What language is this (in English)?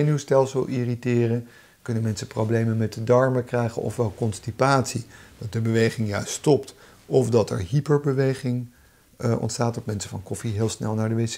Dutch